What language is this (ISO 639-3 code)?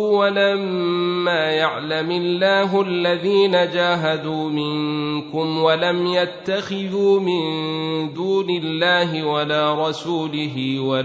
ara